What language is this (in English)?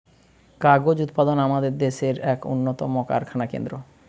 Bangla